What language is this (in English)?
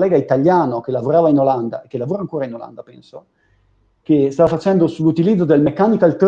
Italian